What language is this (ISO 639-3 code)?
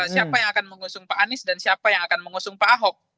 ind